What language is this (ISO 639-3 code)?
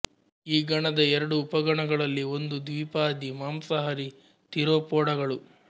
kan